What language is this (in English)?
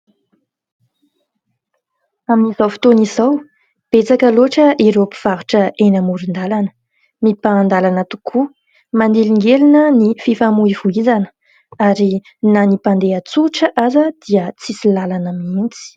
Malagasy